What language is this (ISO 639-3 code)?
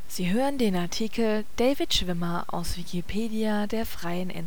deu